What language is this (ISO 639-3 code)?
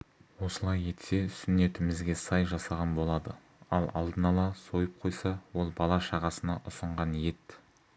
kaz